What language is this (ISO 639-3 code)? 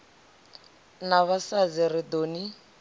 ven